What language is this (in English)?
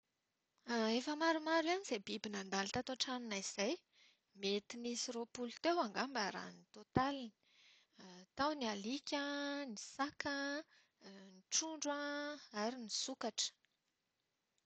Malagasy